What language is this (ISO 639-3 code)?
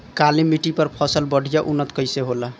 bho